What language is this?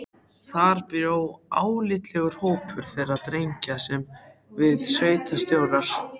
Icelandic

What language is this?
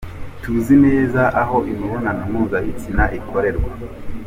Kinyarwanda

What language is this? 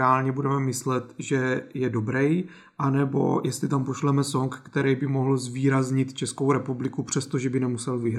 Czech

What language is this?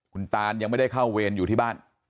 Thai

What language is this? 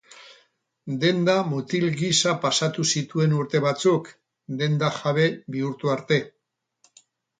Basque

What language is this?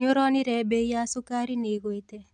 Kikuyu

